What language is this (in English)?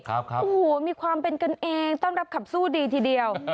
Thai